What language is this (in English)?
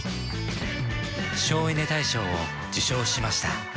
Japanese